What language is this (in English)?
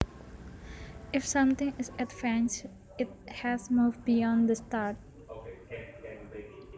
Javanese